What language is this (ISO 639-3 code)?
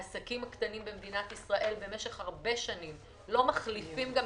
heb